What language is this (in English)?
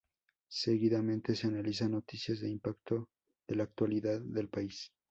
Spanish